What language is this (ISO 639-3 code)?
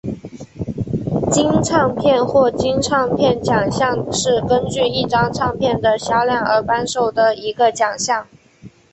zho